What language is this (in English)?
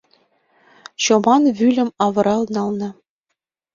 Mari